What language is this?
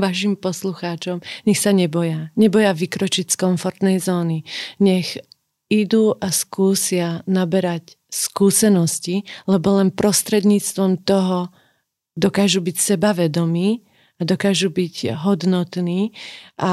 Slovak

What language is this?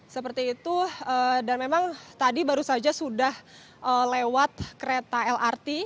Indonesian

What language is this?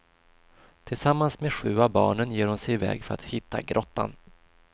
Swedish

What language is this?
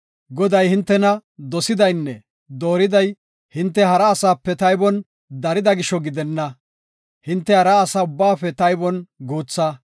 Gofa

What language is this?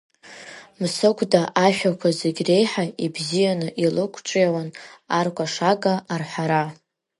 Abkhazian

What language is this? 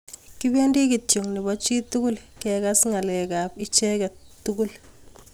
Kalenjin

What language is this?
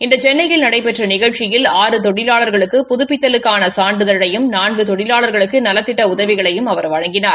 Tamil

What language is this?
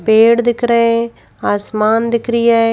Hindi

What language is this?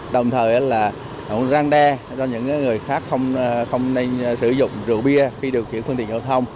Vietnamese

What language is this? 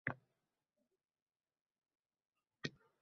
Uzbek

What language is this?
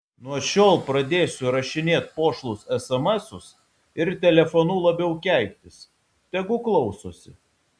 Lithuanian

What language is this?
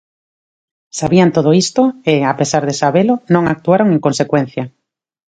Galician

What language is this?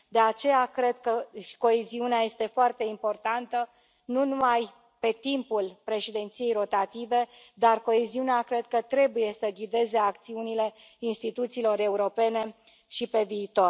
Romanian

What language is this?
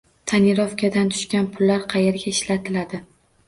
Uzbek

